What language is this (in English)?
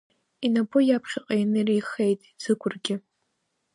Abkhazian